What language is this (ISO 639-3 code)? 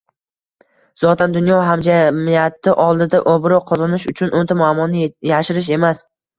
uzb